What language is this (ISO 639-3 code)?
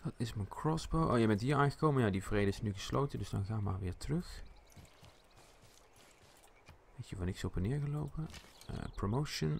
nld